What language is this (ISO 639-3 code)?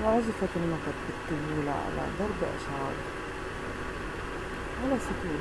ara